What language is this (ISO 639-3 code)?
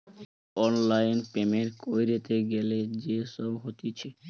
ben